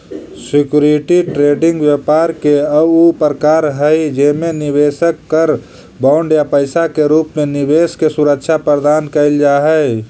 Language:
Magahi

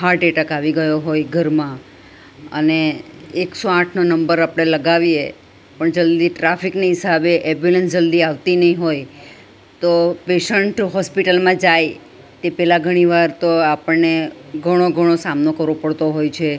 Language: Gujarati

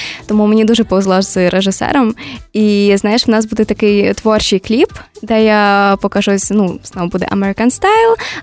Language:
Ukrainian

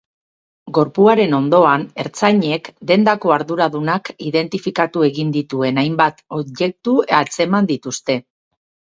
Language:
Basque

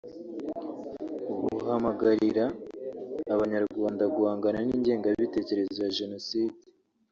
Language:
Kinyarwanda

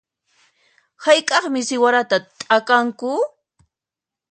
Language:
Puno Quechua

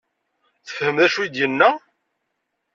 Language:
Kabyle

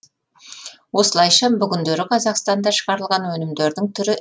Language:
Kazakh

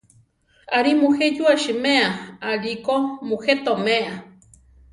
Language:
Central Tarahumara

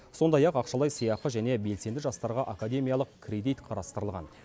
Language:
Kazakh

